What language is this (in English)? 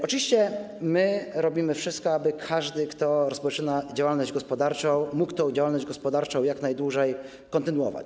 Polish